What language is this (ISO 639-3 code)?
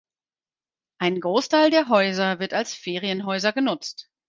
deu